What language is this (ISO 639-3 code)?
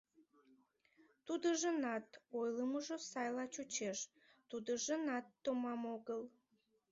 chm